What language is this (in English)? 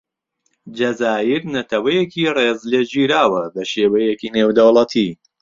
Central Kurdish